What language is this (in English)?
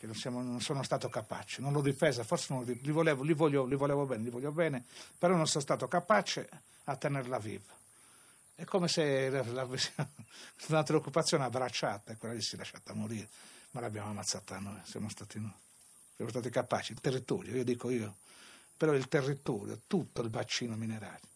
Italian